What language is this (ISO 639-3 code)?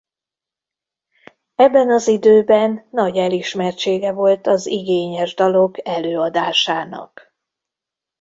hun